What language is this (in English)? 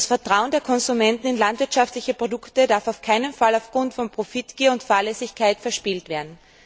German